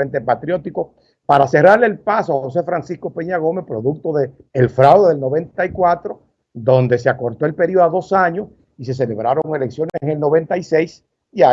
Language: Spanish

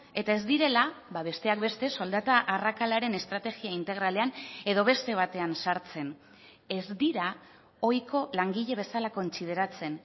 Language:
Basque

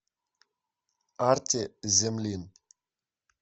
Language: Russian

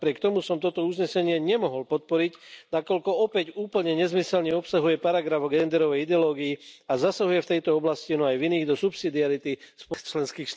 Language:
Slovak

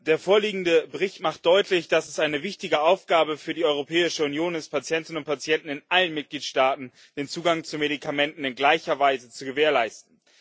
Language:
German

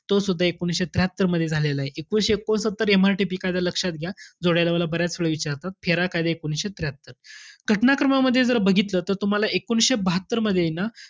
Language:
Marathi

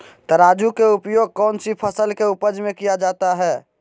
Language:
Magahi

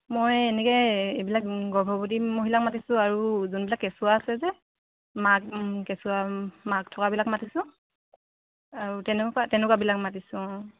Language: Assamese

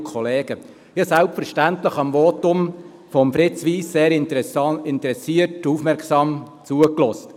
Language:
Swiss German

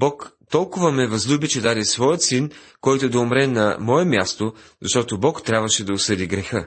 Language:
Bulgarian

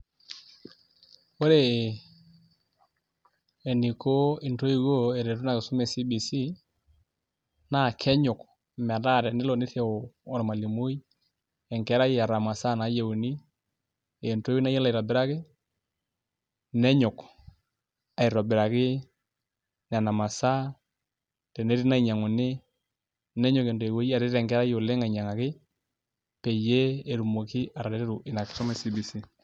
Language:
Masai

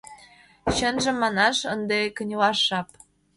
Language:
Mari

